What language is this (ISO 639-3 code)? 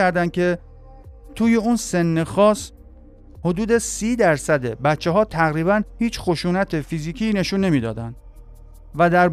fas